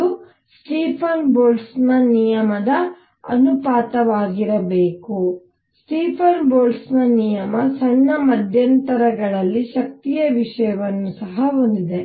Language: Kannada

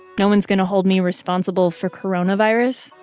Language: English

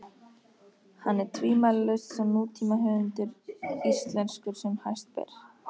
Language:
Icelandic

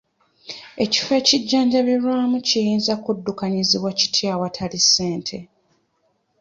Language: Ganda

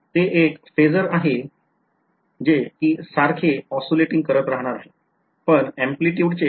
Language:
Marathi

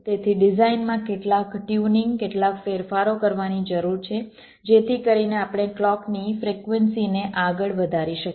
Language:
Gujarati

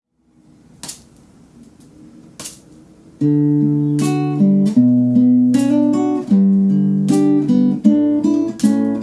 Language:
English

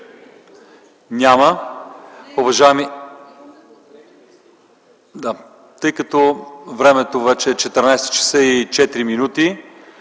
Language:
Bulgarian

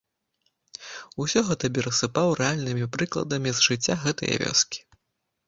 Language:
Belarusian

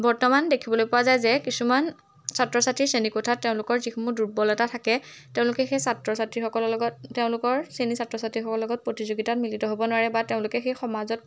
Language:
Assamese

